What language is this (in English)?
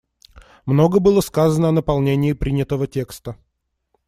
Russian